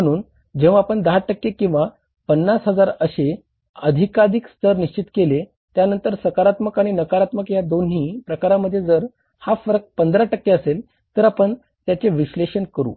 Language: Marathi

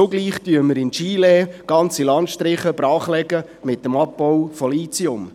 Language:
Swiss German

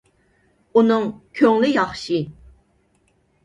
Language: Uyghur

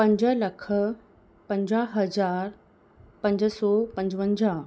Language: Sindhi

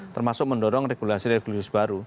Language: Indonesian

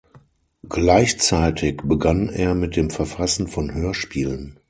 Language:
German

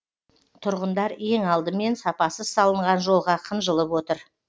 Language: Kazakh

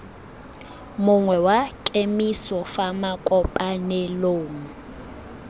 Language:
Tswana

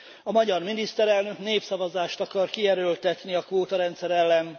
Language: Hungarian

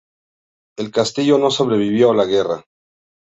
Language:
Spanish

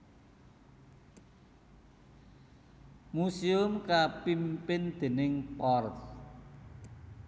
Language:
Javanese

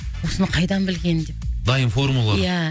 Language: Kazakh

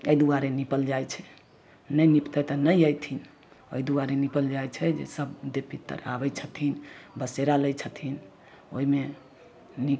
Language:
Maithili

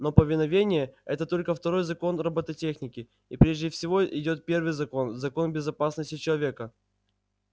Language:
Russian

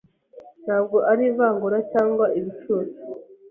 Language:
Kinyarwanda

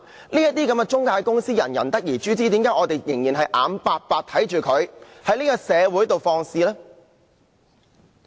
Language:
Cantonese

